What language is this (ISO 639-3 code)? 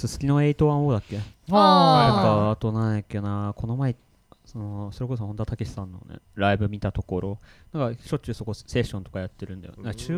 jpn